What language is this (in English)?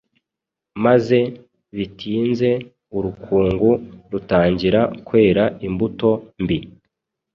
Kinyarwanda